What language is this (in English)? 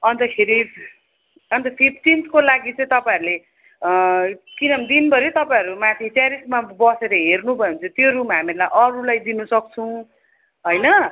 Nepali